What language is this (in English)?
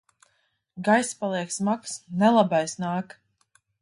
Latvian